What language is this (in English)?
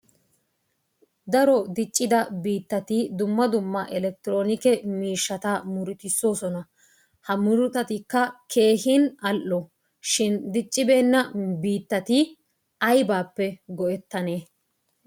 Wolaytta